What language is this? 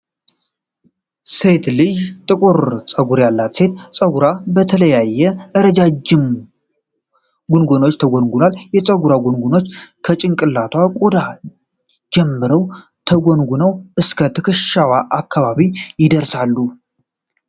Amharic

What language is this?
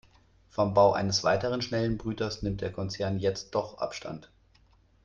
German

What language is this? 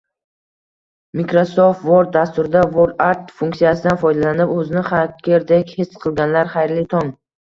Uzbek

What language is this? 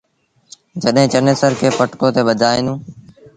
Sindhi Bhil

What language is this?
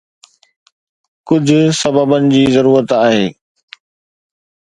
Sindhi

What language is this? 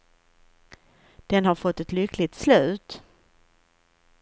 Swedish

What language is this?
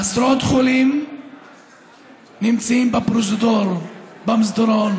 Hebrew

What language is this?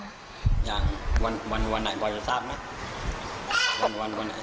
Thai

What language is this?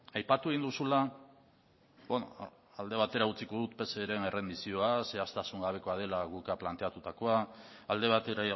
Basque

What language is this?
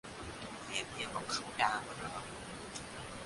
Thai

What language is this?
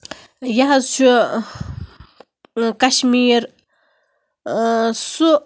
Kashmiri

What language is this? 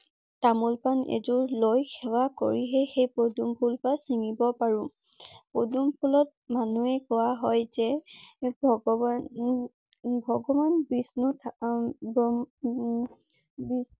Assamese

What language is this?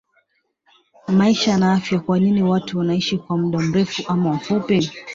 Swahili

